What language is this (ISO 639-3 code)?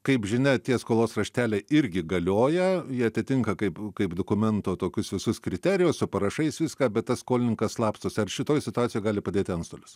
lit